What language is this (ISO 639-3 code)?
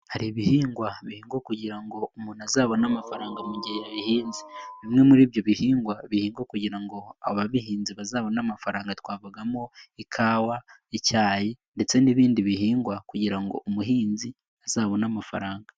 kin